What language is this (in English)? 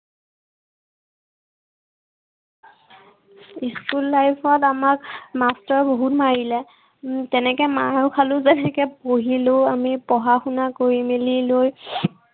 Assamese